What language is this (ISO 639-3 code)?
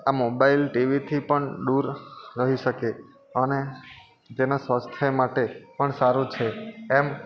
guj